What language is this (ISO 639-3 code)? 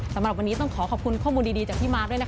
tha